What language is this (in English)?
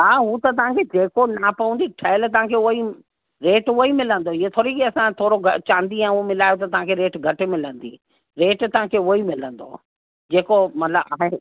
Sindhi